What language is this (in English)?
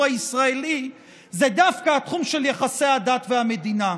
Hebrew